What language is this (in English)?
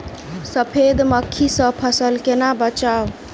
Maithili